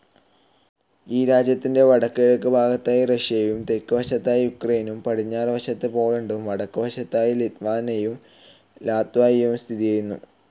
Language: Malayalam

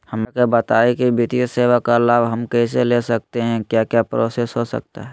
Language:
Magahi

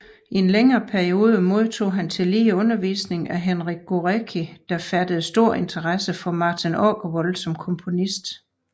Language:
Danish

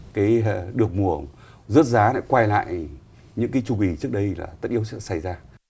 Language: Vietnamese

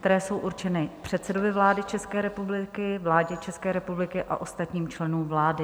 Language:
Czech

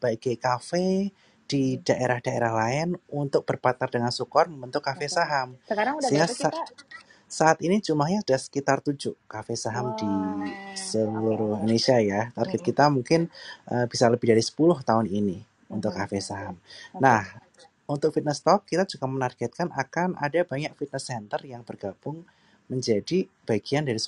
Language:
Indonesian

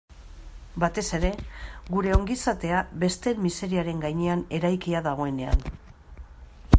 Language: Basque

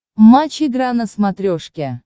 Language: Russian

